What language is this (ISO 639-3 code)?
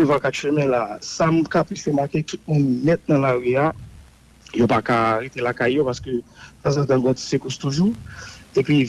fra